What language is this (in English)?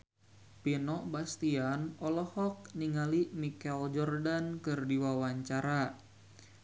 Sundanese